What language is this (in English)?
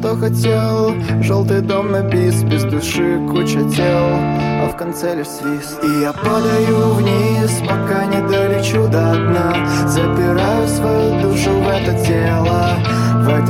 Russian